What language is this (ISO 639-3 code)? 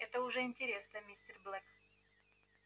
rus